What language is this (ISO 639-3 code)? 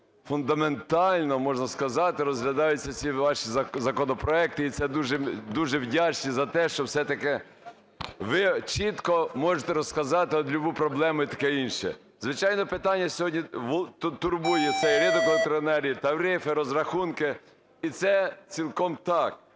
ukr